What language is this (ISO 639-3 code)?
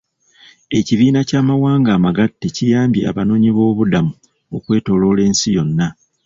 lug